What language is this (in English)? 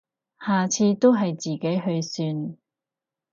Cantonese